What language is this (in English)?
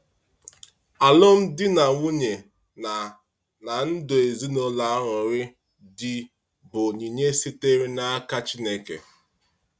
Igbo